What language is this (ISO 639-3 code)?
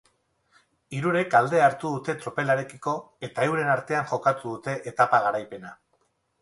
eus